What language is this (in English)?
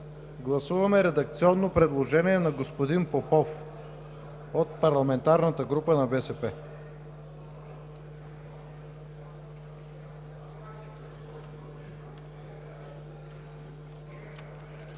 Bulgarian